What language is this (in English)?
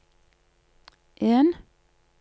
Norwegian